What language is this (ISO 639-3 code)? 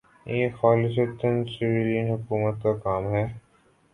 urd